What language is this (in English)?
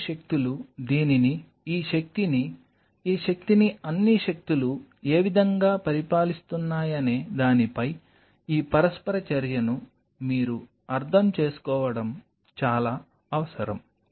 Telugu